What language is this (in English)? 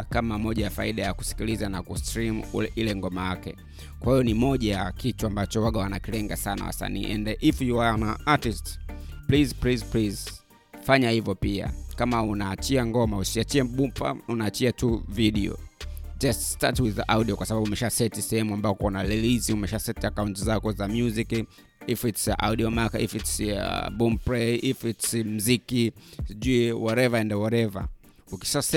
Swahili